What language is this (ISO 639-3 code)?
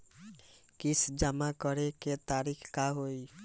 bho